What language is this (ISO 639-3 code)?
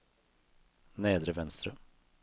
nor